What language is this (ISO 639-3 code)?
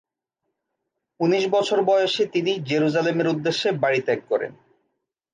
ben